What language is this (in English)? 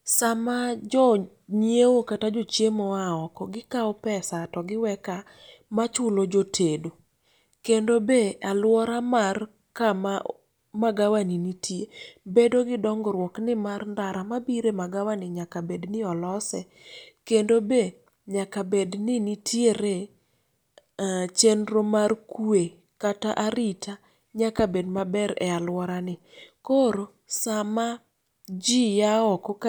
Luo (Kenya and Tanzania)